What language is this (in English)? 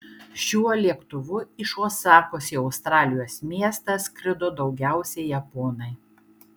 Lithuanian